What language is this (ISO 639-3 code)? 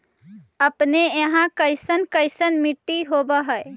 mag